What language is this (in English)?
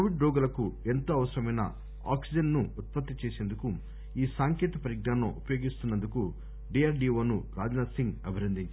Telugu